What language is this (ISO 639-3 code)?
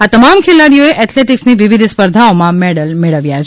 guj